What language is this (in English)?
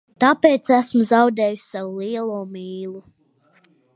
Latvian